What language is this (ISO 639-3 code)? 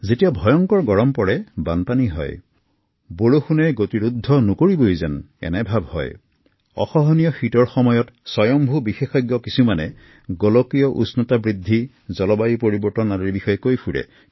asm